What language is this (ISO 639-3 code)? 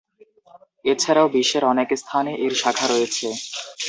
ben